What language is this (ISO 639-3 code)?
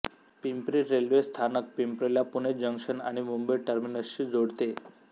mar